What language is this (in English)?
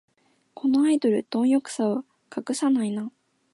Japanese